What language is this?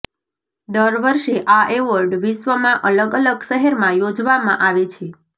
Gujarati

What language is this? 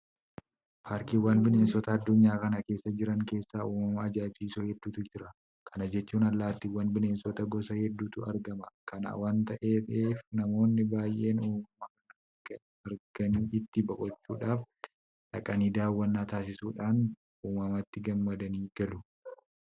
Oromo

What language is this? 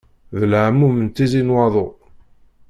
Kabyle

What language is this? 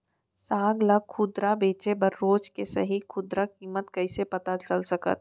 Chhattisgarhi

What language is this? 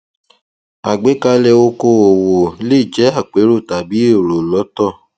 Yoruba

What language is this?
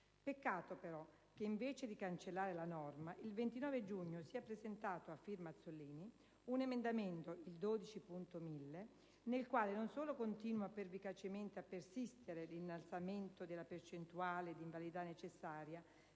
Italian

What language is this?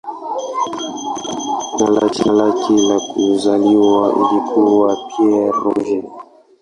Swahili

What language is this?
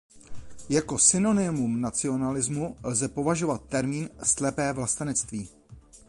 Czech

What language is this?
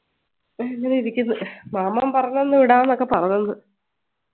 Malayalam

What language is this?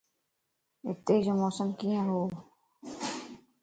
Lasi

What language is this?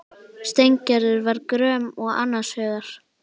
Icelandic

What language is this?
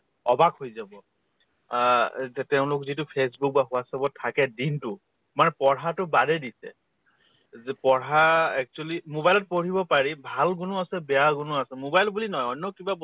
Assamese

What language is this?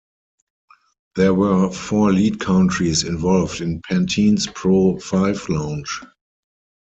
English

